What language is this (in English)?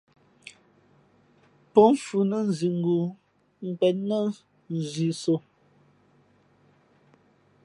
Fe'fe'